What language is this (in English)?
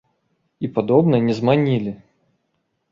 Belarusian